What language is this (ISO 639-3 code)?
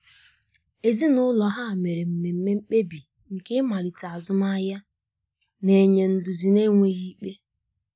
ibo